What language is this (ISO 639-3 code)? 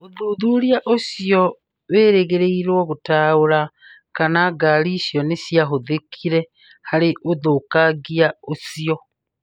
kik